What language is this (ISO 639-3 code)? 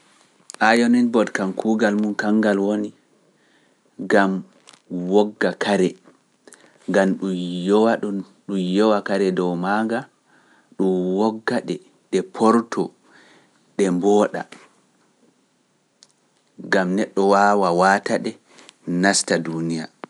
fuf